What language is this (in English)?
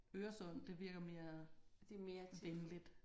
Danish